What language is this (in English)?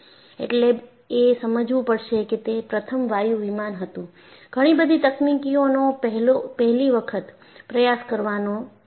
Gujarati